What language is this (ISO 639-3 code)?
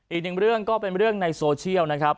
tha